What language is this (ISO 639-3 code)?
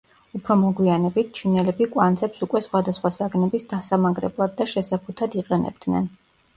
kat